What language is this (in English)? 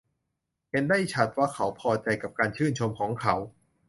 Thai